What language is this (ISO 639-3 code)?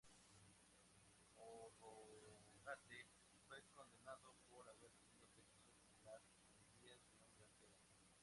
spa